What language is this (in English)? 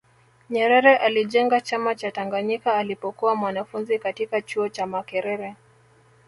Swahili